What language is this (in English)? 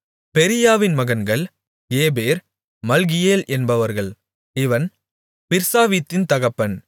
Tamil